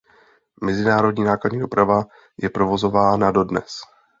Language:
Czech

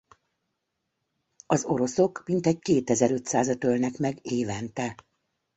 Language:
Hungarian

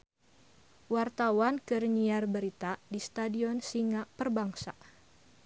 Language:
Sundanese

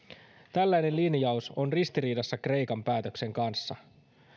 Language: Finnish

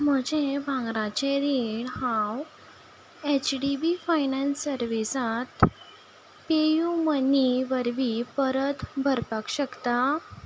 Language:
Konkani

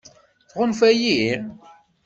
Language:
Kabyle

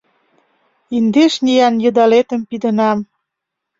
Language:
Mari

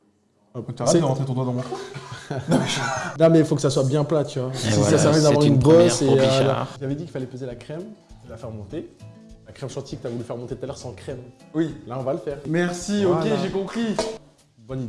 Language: French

